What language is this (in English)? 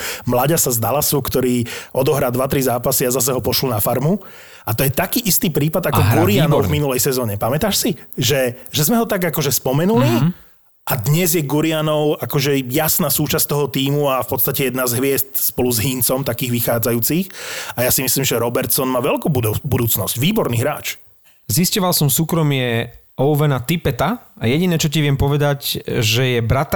Slovak